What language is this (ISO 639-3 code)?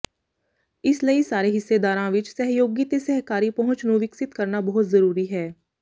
pan